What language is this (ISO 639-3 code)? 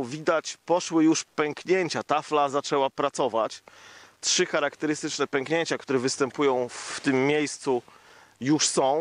pol